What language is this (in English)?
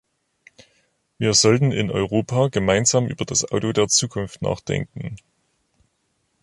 German